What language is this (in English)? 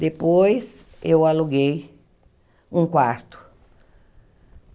Portuguese